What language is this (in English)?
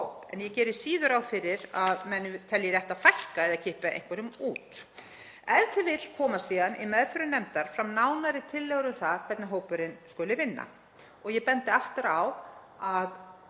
Icelandic